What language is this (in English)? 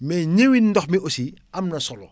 Wolof